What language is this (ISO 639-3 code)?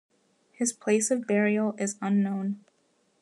eng